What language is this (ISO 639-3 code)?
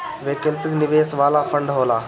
bho